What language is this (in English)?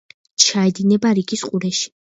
Georgian